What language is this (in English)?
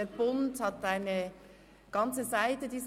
Swiss German